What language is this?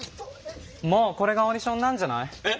Japanese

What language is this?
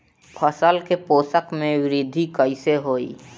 Bhojpuri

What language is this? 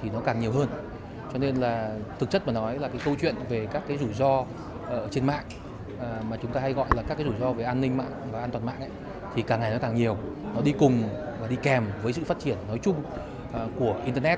Vietnamese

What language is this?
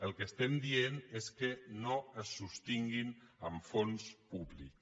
Catalan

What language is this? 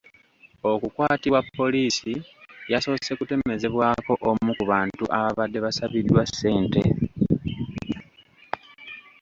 Ganda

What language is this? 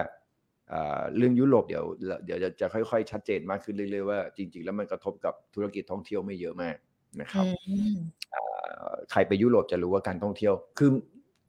Thai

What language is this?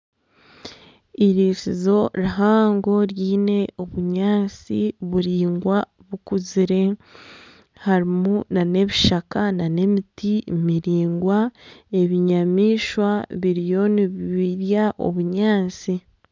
Nyankole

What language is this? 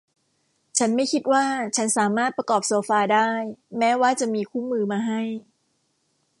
Thai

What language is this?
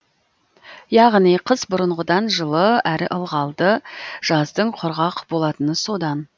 Kazakh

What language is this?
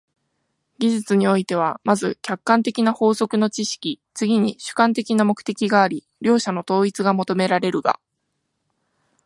Japanese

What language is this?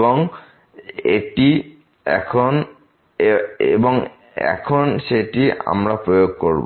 Bangla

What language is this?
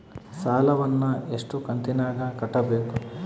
Kannada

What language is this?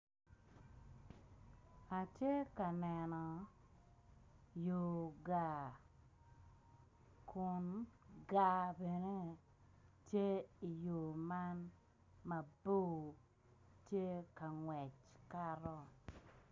Acoli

